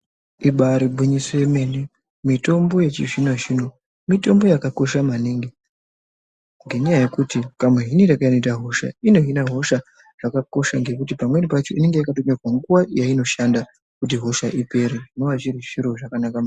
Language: Ndau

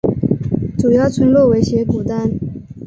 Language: Chinese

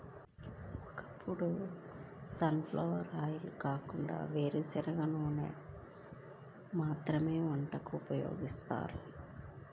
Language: Telugu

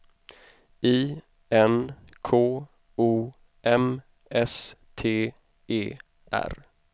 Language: Swedish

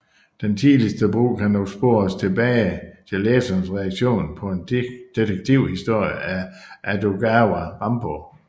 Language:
Danish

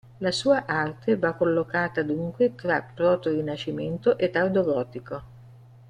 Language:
Italian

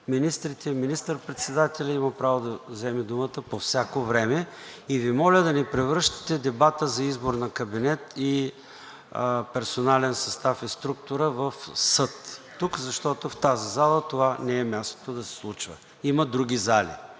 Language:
Bulgarian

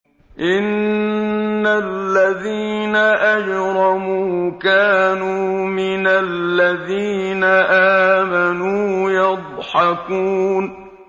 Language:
Arabic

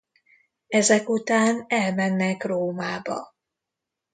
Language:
Hungarian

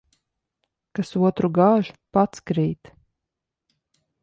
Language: Latvian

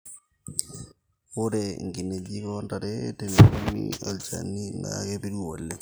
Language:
Masai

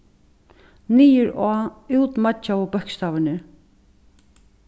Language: Faroese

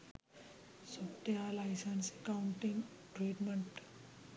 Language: Sinhala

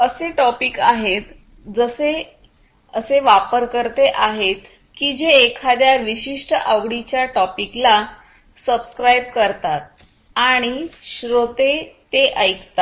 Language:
Marathi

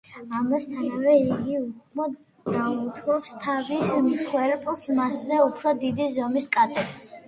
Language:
Georgian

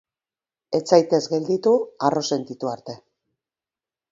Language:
Basque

